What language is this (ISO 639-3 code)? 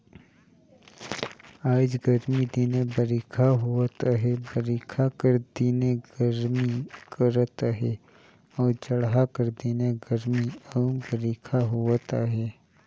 hne